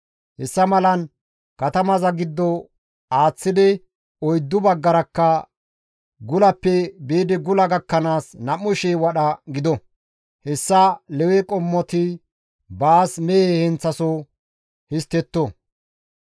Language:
Gamo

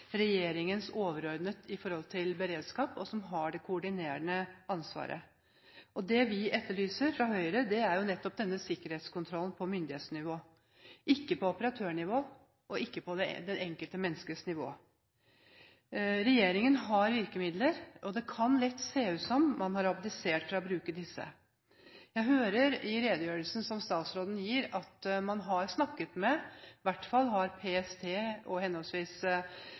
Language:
Norwegian Bokmål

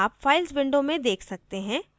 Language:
Hindi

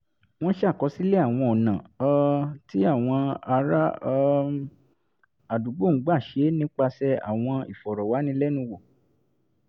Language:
Yoruba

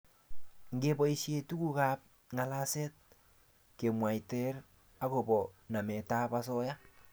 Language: Kalenjin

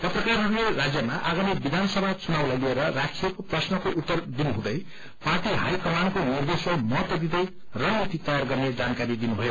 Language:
Nepali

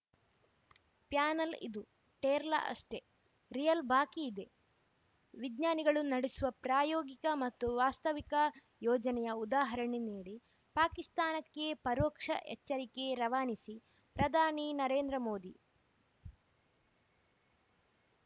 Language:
Kannada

